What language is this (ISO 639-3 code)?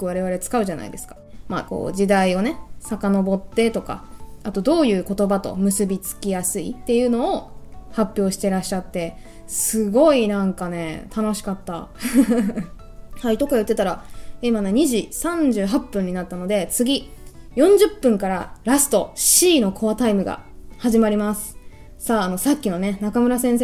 jpn